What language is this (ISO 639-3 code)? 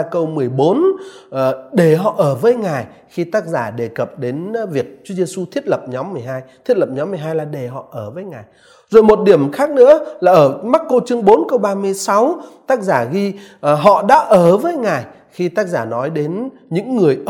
vie